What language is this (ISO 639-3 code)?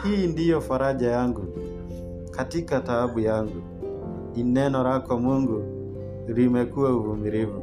swa